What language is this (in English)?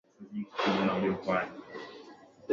Swahili